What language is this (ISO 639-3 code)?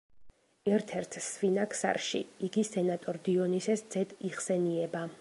kat